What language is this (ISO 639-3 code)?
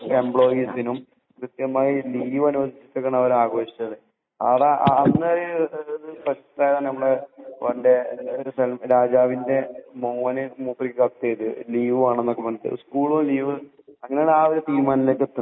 mal